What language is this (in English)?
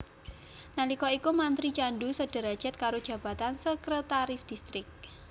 Javanese